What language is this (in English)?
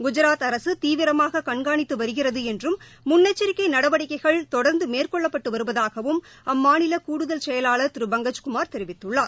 Tamil